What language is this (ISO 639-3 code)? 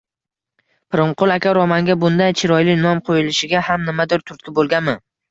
uzb